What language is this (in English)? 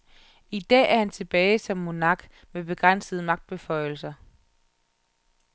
Danish